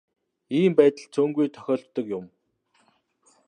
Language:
Mongolian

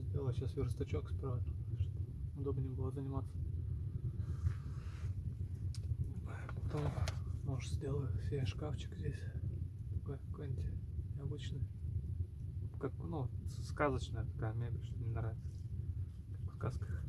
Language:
Russian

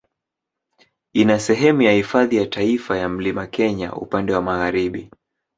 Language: Swahili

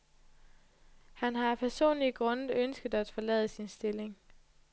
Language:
Danish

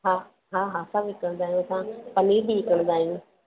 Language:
Sindhi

